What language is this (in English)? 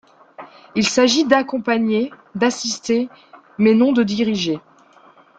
French